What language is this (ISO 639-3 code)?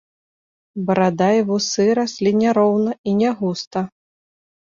bel